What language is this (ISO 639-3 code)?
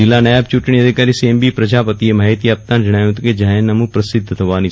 guj